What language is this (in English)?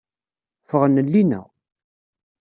Kabyle